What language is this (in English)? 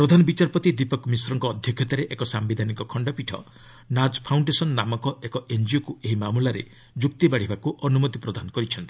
Odia